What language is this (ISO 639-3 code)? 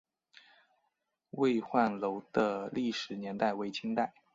zho